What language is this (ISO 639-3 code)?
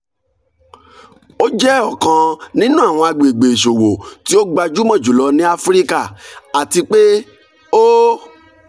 yor